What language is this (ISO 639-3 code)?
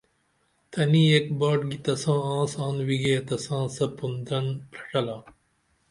dml